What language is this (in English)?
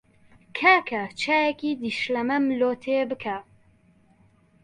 Central Kurdish